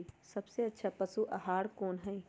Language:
Magahi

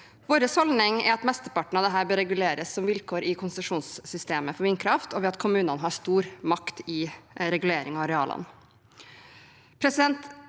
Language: Norwegian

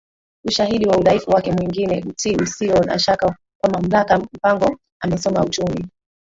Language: Swahili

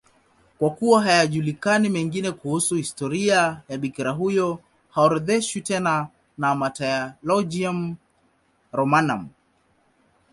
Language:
Swahili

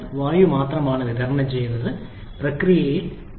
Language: Malayalam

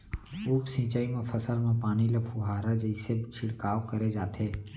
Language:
Chhattisgarhi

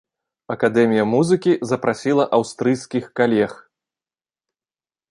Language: Belarusian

